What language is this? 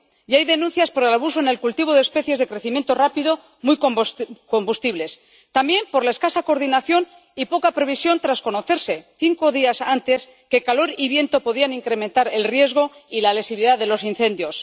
Spanish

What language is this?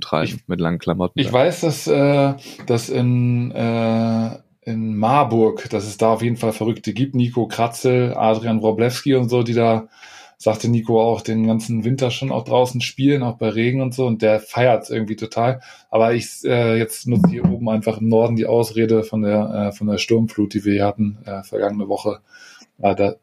German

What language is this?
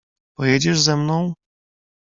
Polish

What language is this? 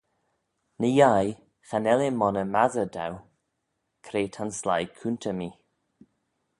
Manx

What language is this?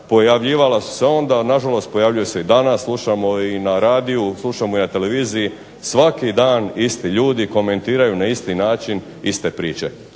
Croatian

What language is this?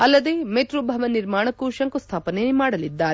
Kannada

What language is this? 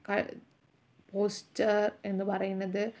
Malayalam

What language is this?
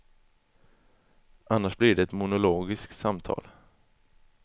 Swedish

